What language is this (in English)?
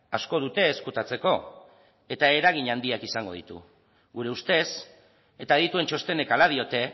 Basque